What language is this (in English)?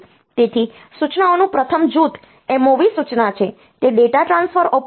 Gujarati